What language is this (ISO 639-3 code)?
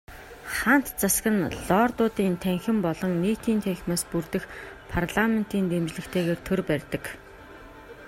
mon